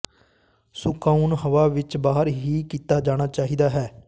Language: Punjabi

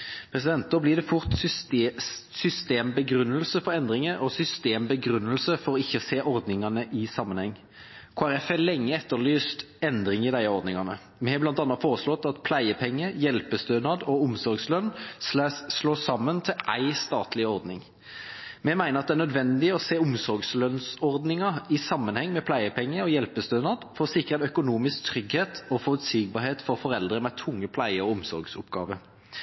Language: Norwegian Bokmål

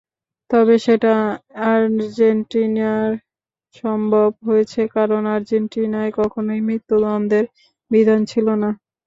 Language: Bangla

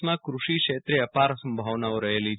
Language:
Gujarati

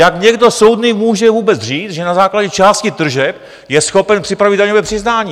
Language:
Czech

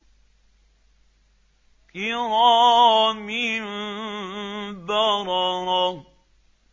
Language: Arabic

